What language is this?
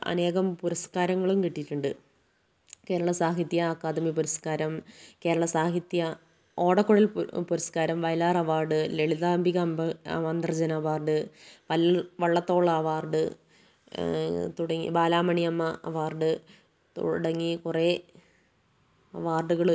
Malayalam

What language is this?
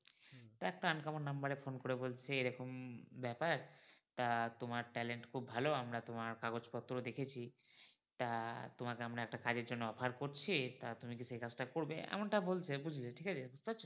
Bangla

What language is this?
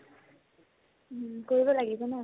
Assamese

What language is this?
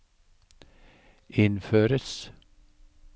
Norwegian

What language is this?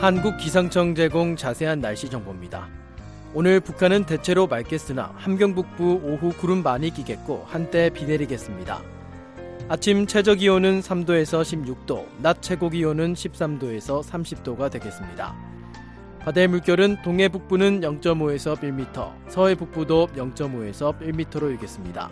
Korean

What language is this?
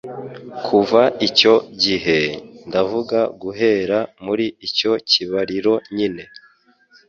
Kinyarwanda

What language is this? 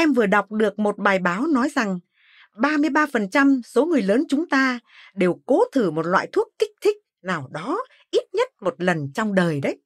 Vietnamese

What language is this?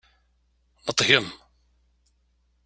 Kabyle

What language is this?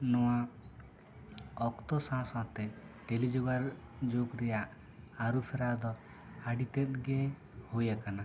Santali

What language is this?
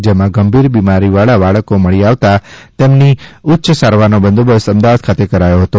Gujarati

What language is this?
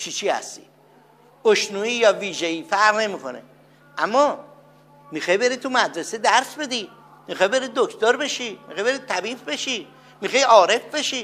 Persian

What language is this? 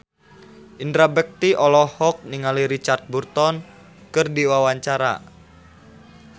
Sundanese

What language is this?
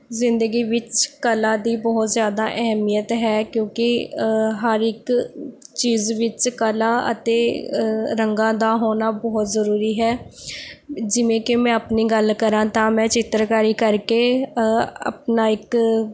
Punjabi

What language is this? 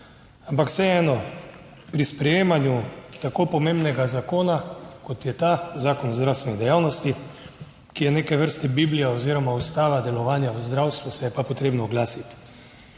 Slovenian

